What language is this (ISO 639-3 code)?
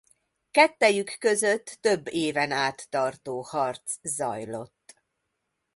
hun